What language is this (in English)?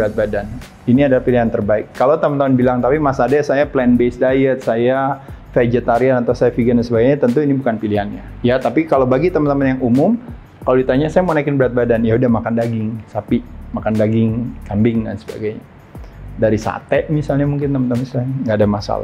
Indonesian